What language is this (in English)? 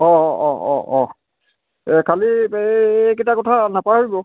Assamese